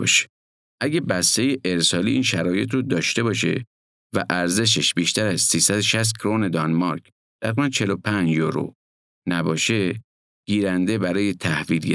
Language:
Persian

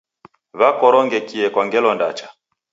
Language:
Taita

